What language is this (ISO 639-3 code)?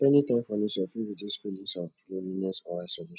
pcm